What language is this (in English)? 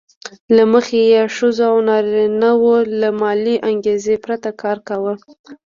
Pashto